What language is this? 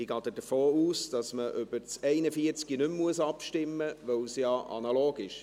Swiss German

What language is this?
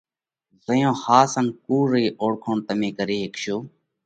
Parkari Koli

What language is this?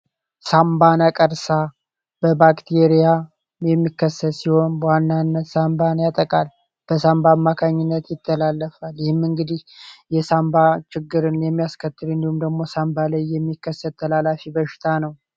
Amharic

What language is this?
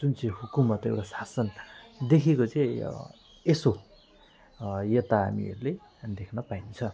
Nepali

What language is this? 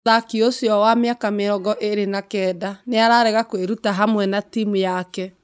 Kikuyu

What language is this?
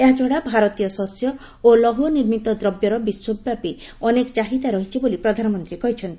Odia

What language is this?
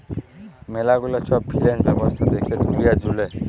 Bangla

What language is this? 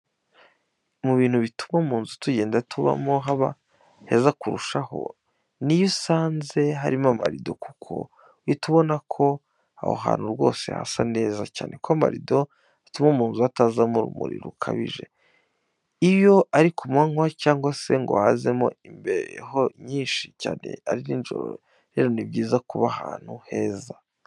Kinyarwanda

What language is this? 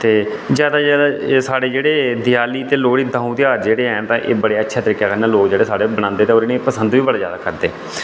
Dogri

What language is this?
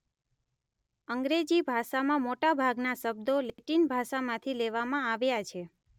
Gujarati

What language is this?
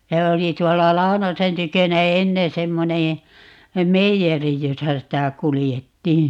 Finnish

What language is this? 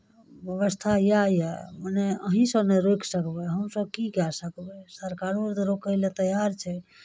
Maithili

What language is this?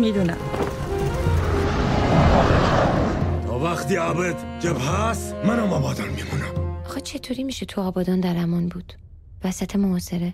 Persian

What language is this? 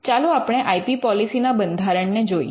Gujarati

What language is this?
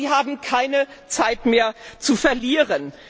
German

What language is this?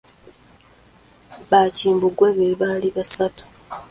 Ganda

